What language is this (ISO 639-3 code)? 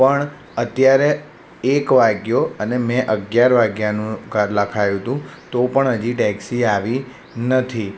guj